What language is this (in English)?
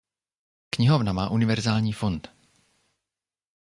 Czech